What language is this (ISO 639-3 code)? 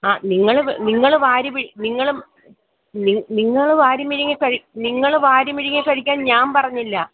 mal